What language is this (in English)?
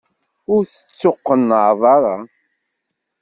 Kabyle